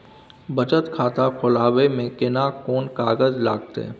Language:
Maithili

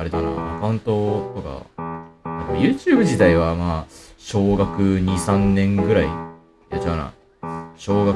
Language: Japanese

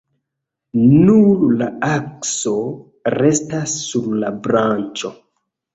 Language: Esperanto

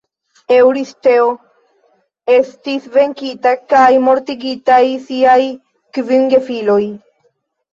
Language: Esperanto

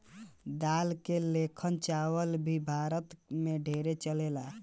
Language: Bhojpuri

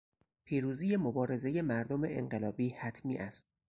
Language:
Persian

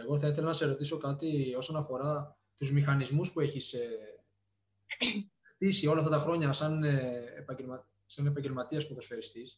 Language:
Greek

